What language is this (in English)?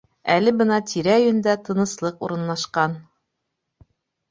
Bashkir